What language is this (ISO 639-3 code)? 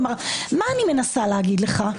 heb